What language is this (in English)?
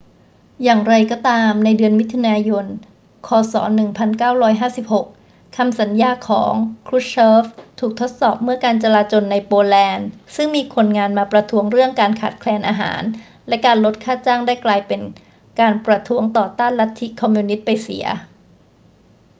Thai